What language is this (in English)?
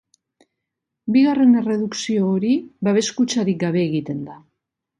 Basque